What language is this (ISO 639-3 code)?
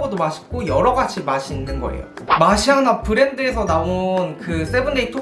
kor